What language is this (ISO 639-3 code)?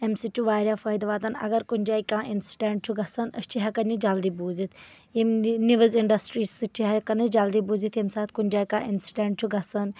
kas